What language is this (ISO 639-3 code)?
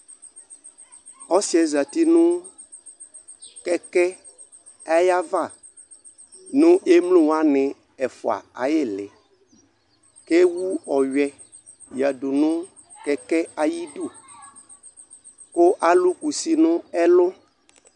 kpo